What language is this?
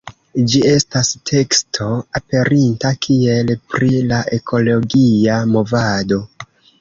Esperanto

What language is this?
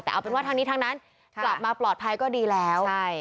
Thai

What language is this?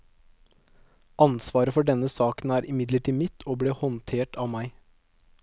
Norwegian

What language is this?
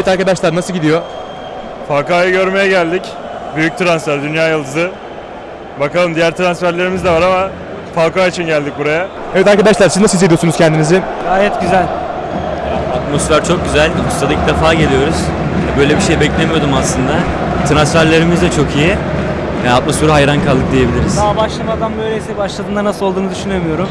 Turkish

